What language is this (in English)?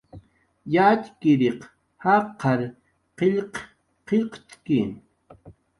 Jaqaru